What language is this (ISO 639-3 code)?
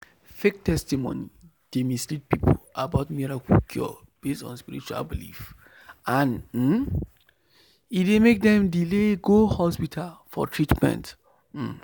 pcm